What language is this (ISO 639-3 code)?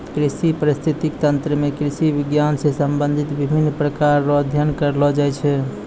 mai